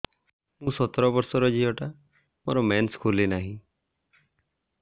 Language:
Odia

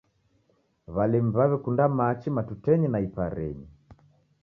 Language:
Taita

